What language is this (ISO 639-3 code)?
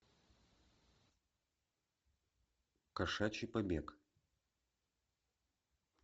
rus